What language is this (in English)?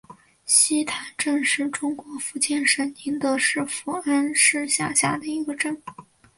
Chinese